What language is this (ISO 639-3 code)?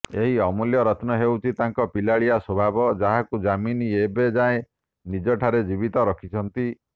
ori